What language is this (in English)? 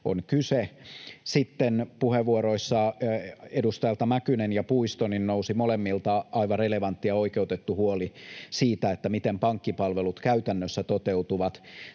Finnish